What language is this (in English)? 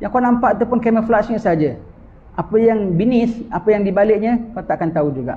Malay